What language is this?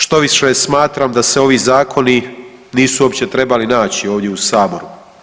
Croatian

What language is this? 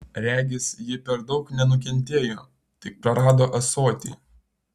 Lithuanian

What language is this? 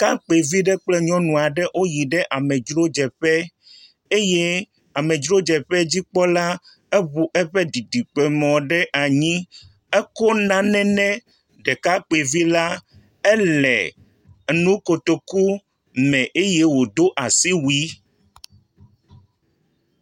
Ewe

